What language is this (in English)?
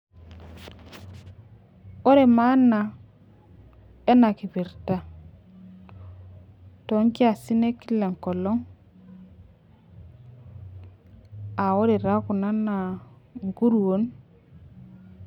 Masai